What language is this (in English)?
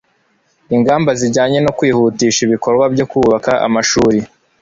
Kinyarwanda